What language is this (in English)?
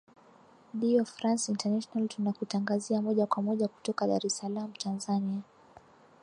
Swahili